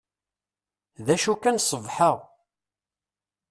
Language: Kabyle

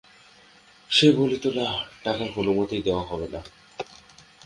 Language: Bangla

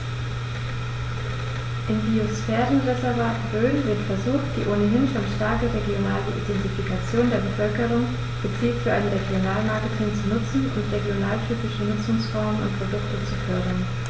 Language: German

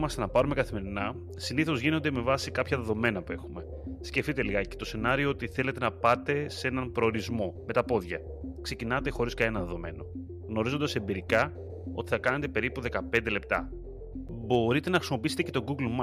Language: Greek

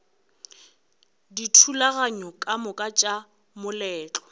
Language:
Northern Sotho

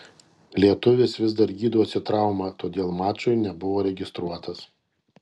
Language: Lithuanian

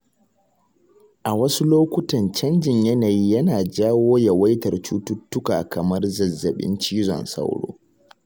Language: Hausa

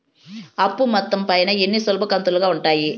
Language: Telugu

